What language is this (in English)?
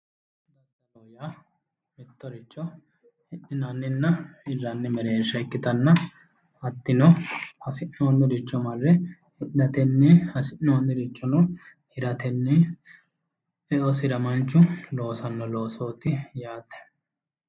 Sidamo